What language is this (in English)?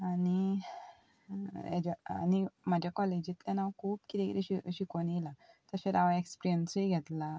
Konkani